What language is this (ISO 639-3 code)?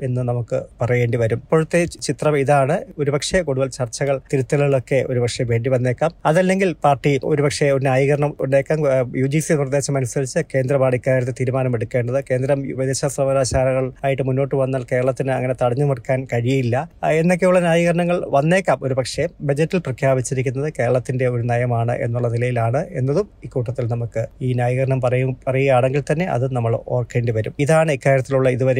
mal